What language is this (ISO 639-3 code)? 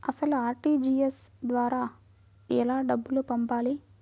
tel